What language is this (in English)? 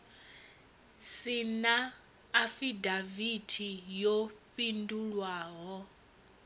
Venda